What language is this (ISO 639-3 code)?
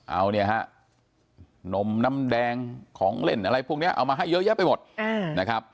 tha